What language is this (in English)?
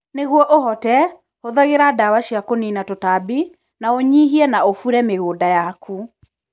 Kikuyu